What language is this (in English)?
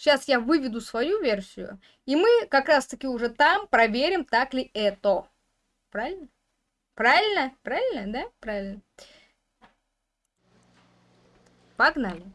Russian